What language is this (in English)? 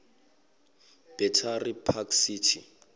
Zulu